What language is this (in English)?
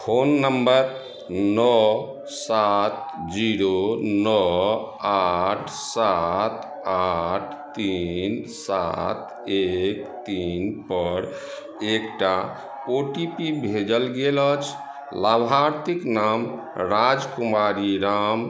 Maithili